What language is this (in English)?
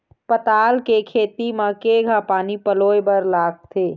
Chhattisgarhi